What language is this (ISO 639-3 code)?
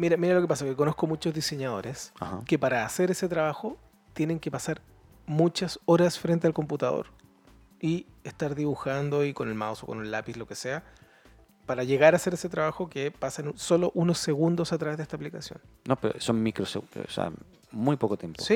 spa